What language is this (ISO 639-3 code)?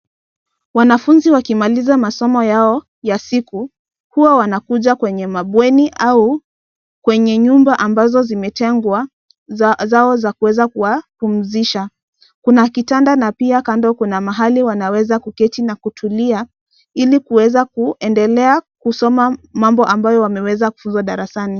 swa